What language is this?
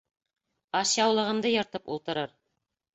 Bashkir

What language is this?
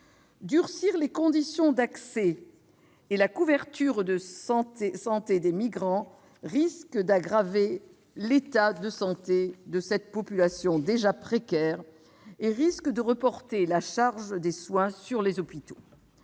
French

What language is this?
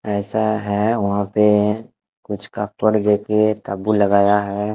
Hindi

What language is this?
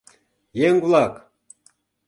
Mari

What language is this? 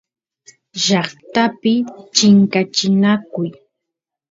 Santiago del Estero Quichua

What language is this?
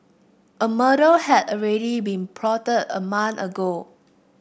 English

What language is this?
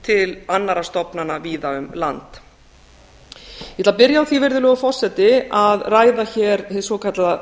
Icelandic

